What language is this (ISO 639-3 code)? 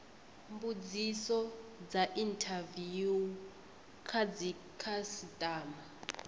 ven